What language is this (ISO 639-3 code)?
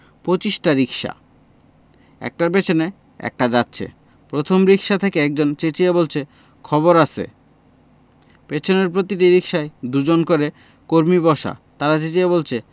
ben